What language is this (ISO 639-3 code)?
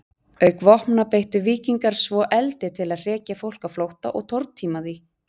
isl